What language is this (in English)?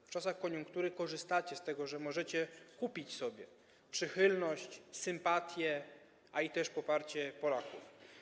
Polish